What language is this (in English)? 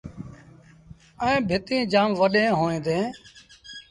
Sindhi Bhil